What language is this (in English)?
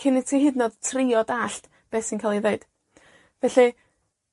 Welsh